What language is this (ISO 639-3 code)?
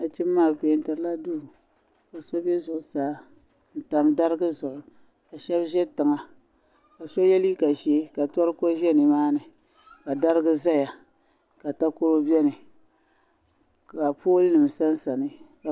dag